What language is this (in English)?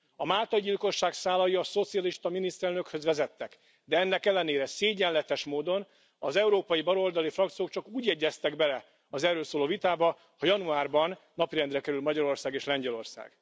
Hungarian